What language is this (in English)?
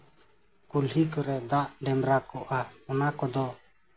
Santali